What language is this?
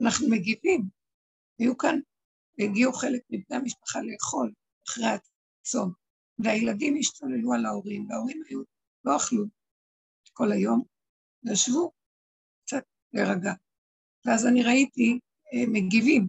Hebrew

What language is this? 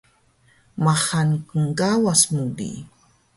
Taroko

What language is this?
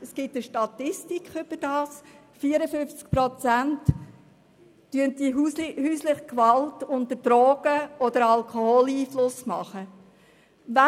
Swiss German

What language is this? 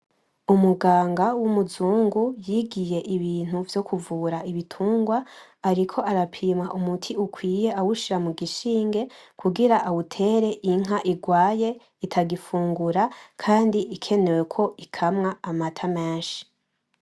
Rundi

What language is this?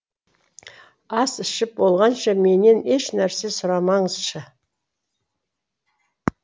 Kazakh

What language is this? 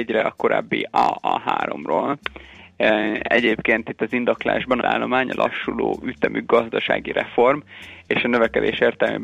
Hungarian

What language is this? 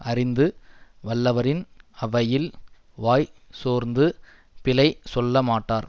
Tamil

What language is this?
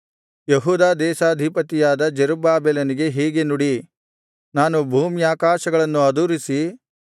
Kannada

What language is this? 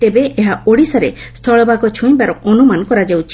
Odia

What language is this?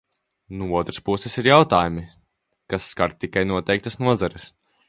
Latvian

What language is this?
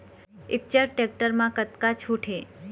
Chhattisgarhi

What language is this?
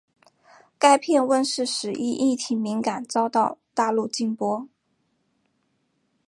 Chinese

